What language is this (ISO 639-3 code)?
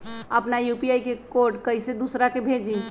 mag